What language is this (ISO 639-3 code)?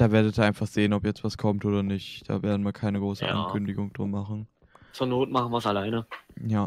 deu